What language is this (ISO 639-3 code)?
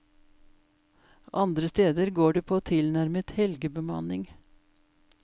nor